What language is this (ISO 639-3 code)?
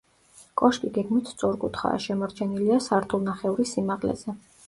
kat